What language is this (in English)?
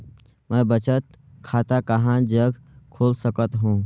Chhattisgarhi